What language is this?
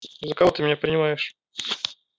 Russian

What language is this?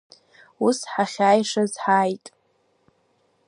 Abkhazian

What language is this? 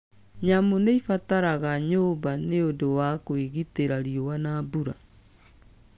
Kikuyu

